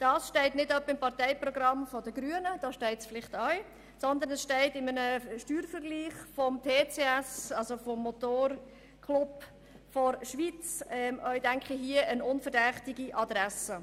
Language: Swiss German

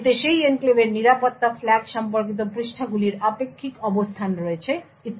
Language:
Bangla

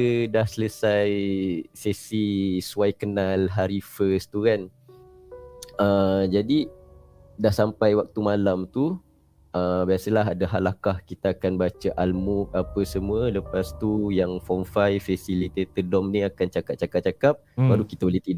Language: Malay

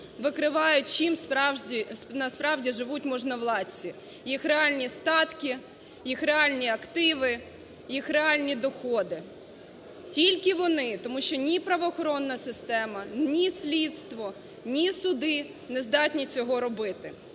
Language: Ukrainian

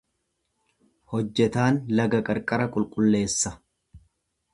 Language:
Oromo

